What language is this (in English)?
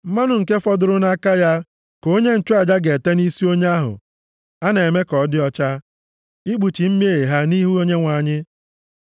Igbo